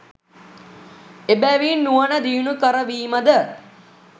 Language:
Sinhala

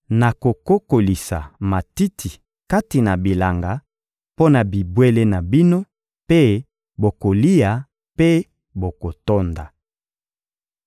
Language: Lingala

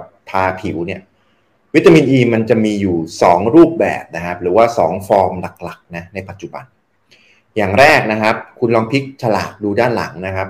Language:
Thai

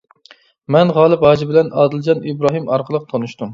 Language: Uyghur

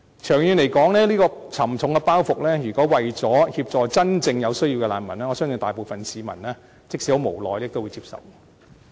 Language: Cantonese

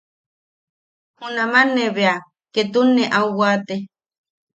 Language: Yaqui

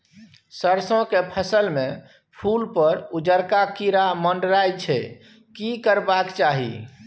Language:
Maithili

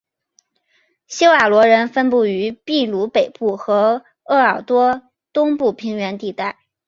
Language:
Chinese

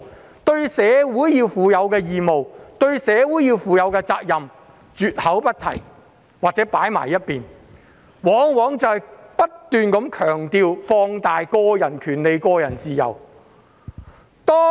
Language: Cantonese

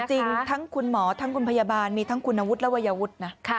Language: Thai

